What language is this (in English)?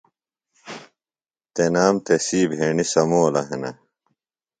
Phalura